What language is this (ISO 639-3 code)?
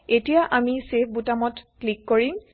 asm